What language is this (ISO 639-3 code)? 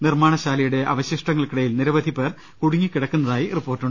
mal